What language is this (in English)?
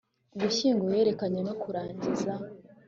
Kinyarwanda